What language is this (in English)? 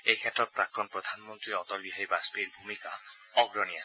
Assamese